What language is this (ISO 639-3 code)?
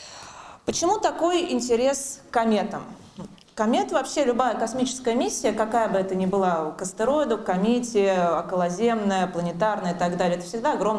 rus